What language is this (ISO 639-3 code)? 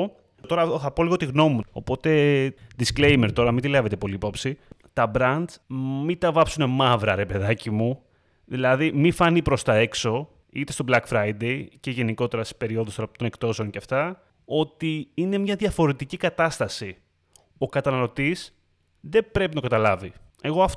ell